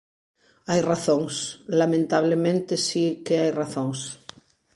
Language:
Galician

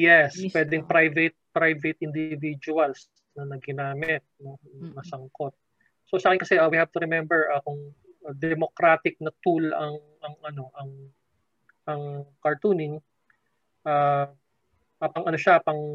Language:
Filipino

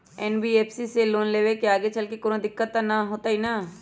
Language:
Magahi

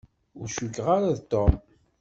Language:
Kabyle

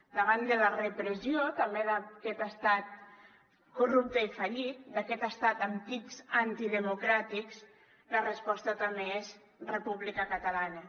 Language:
Catalan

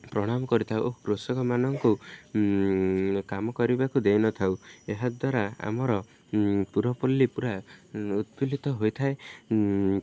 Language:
Odia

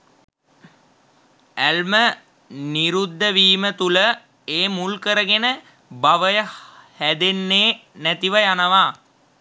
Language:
Sinhala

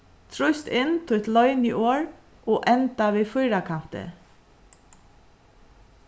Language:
Faroese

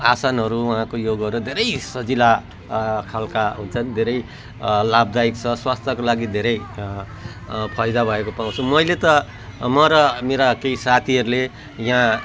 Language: Nepali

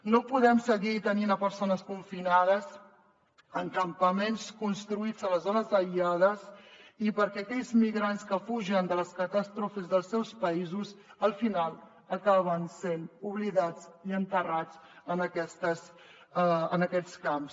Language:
Catalan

